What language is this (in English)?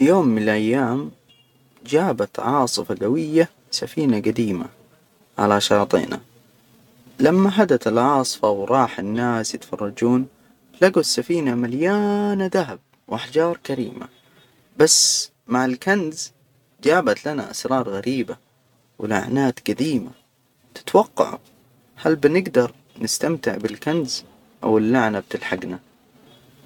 Hijazi Arabic